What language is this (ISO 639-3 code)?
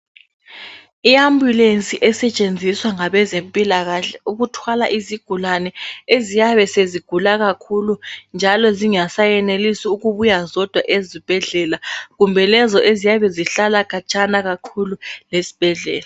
nde